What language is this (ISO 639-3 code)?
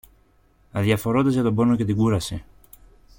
ell